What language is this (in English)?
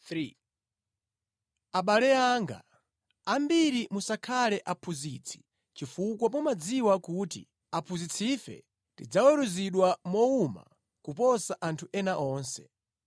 Nyanja